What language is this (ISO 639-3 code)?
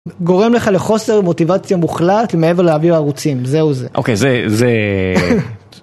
heb